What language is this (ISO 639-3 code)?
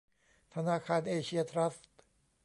tha